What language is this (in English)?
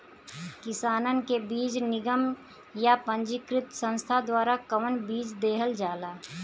Bhojpuri